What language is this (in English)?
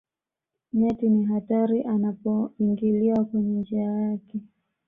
Swahili